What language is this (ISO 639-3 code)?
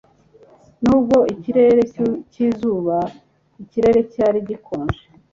kin